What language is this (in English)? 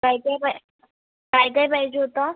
Marathi